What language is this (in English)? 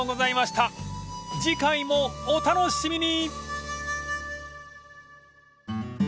Japanese